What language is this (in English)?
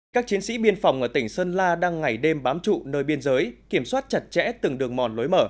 Vietnamese